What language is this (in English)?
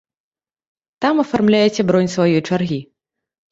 Belarusian